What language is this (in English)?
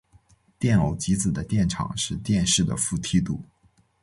Chinese